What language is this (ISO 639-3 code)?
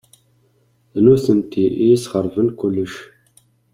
kab